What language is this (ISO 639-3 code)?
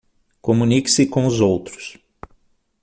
por